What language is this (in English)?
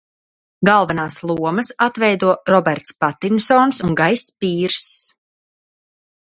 Latvian